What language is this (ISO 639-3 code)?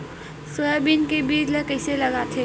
hne